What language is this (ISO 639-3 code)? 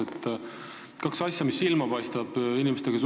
est